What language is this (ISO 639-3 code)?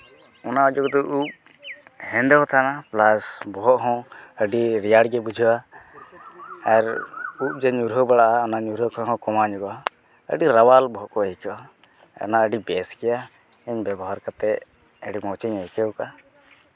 sat